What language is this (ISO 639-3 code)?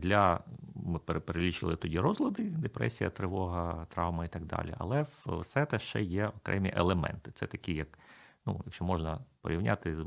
ukr